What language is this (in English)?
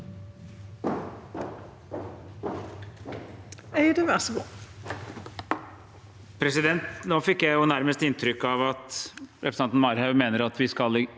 Norwegian